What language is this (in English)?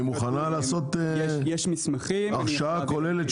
Hebrew